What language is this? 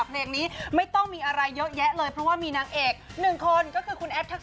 Thai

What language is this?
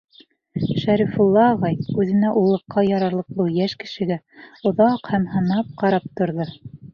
Bashkir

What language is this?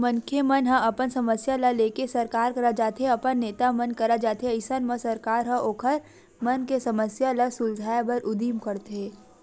Chhattisgarhi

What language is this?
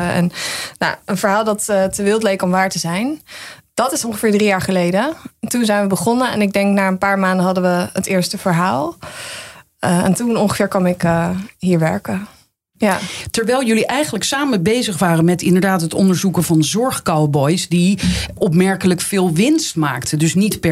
Dutch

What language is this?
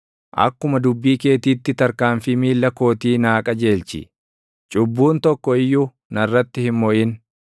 Oromo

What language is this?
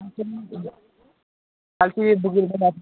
Nepali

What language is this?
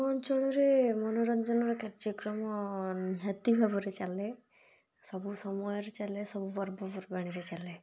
Odia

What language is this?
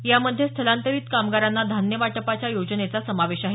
Marathi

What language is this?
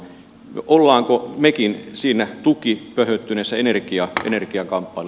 Finnish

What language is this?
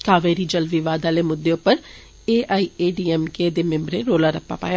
Dogri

